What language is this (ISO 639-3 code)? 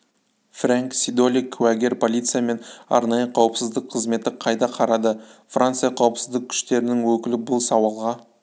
kaz